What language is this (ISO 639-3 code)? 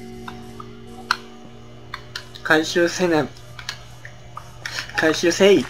jpn